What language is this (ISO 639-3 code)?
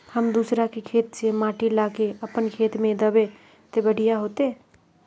mag